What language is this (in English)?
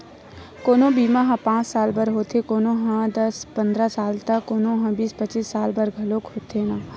Chhattisgarhi